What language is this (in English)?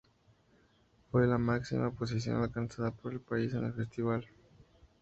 Spanish